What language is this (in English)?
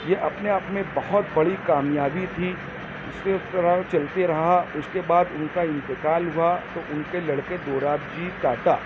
Urdu